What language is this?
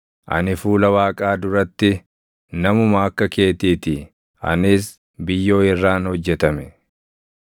Oromo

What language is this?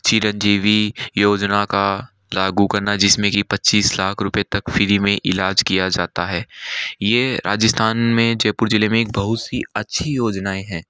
Hindi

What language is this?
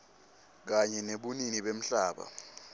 Swati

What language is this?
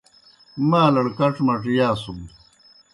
Kohistani Shina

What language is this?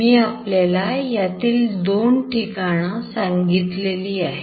Marathi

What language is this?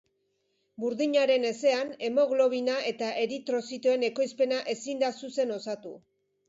Basque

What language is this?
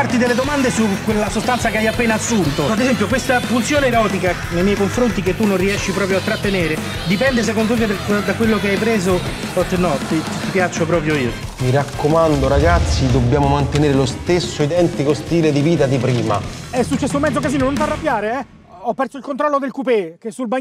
Italian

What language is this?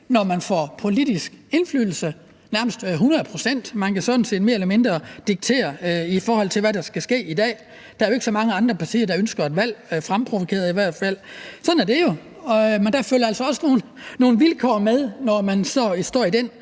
Danish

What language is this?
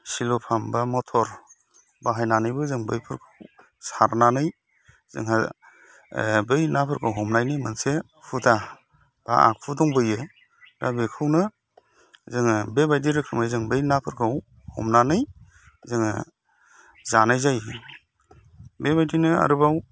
Bodo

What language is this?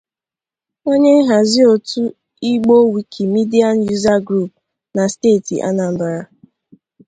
Igbo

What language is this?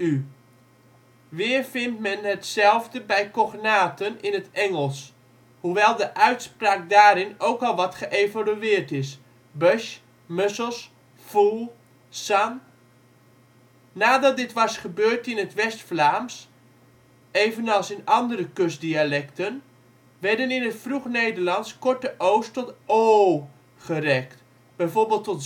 Dutch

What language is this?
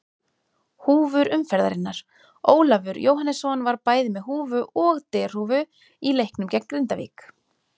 Icelandic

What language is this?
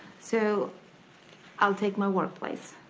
English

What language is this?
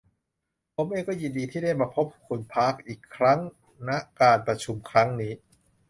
Thai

